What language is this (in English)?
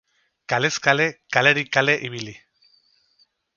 Basque